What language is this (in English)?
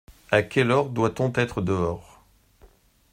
French